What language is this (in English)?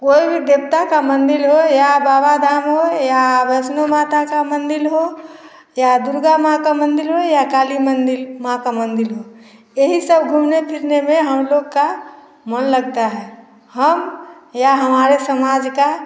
Hindi